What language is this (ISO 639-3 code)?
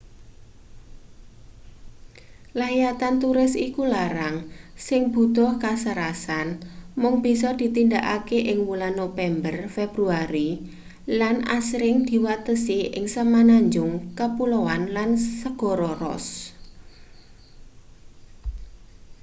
jav